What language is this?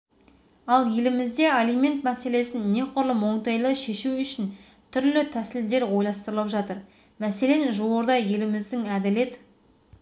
Kazakh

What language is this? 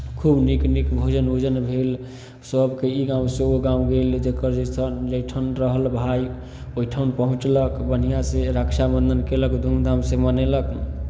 Maithili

